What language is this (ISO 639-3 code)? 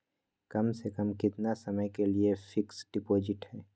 mag